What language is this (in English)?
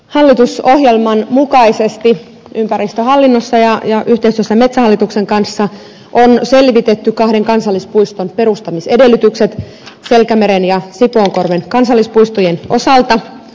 Finnish